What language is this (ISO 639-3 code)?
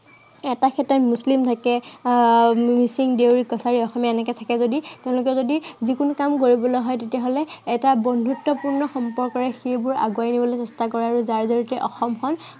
asm